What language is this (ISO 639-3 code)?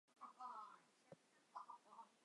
zho